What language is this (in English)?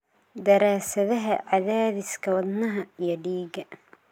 Somali